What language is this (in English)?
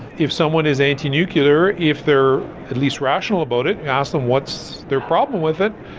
English